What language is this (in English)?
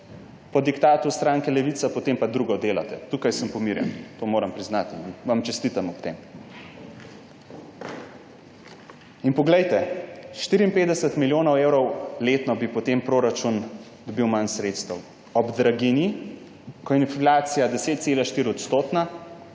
Slovenian